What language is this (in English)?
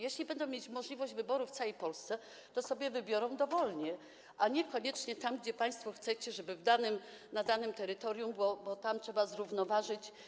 Polish